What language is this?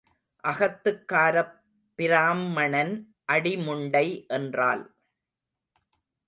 Tamil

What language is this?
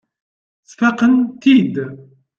Kabyle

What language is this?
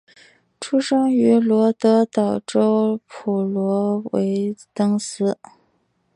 Chinese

